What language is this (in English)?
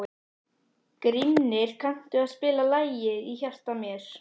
Icelandic